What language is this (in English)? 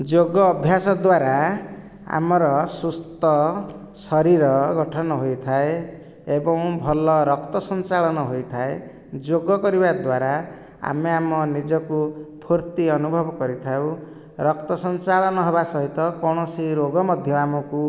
Odia